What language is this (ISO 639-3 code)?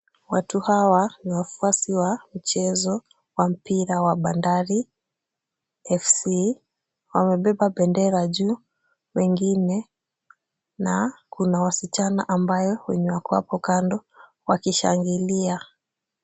swa